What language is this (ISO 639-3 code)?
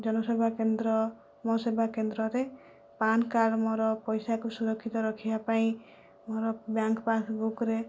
ori